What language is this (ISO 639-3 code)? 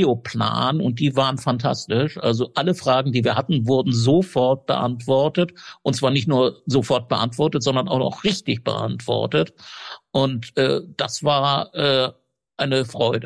deu